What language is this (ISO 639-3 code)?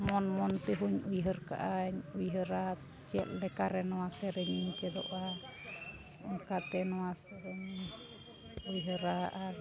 sat